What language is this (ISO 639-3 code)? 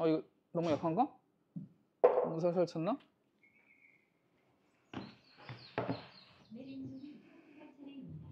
kor